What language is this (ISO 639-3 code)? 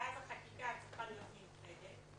heb